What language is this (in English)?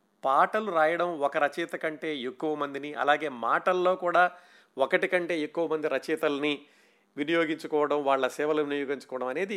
Telugu